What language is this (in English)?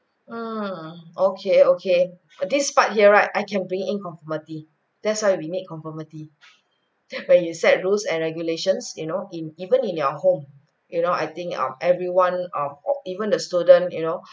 English